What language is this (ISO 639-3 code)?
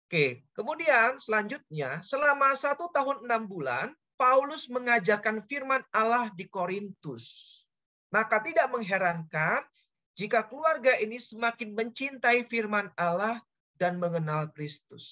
ind